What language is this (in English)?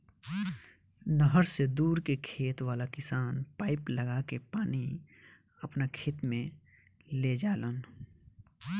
Bhojpuri